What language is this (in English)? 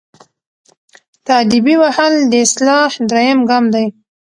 Pashto